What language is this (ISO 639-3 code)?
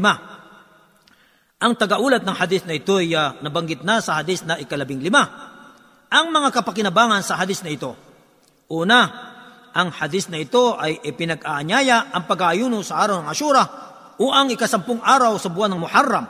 fil